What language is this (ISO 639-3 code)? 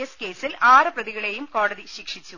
mal